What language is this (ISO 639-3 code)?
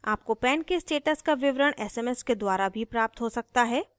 hin